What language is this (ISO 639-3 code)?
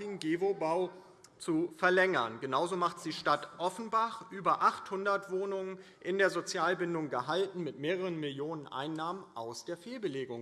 deu